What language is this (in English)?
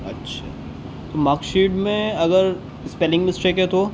Urdu